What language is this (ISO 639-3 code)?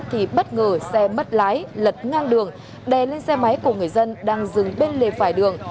vie